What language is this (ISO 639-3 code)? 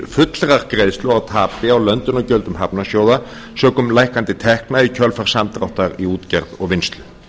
isl